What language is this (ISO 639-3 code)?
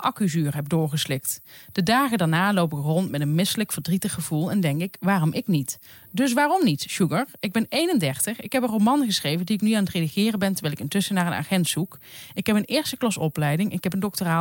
nld